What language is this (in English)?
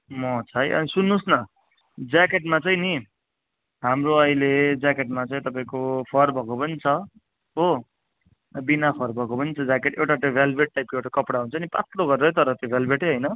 Nepali